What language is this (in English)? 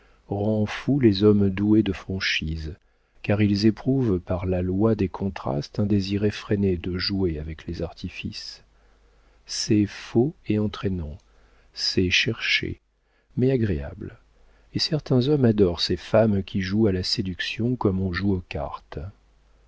French